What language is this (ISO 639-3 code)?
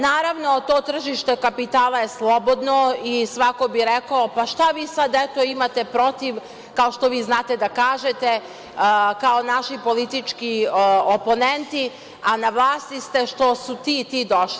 srp